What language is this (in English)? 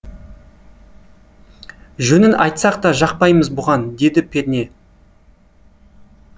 Kazakh